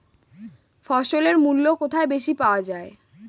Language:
Bangla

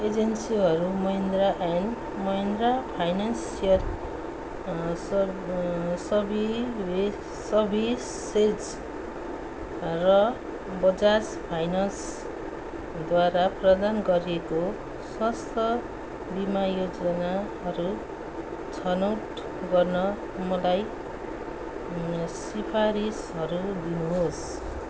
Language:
Nepali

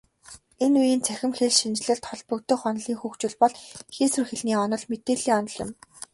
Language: Mongolian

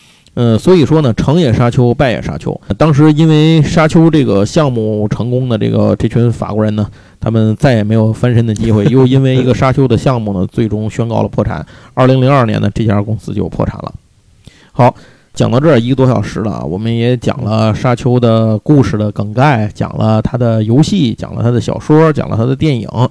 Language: Chinese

